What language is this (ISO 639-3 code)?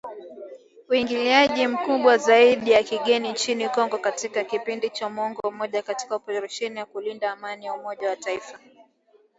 swa